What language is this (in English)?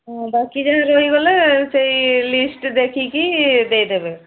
Odia